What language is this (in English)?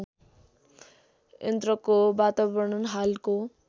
Nepali